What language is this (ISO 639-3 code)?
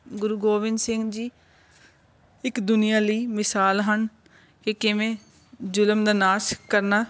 pan